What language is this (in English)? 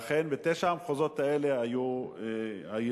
Hebrew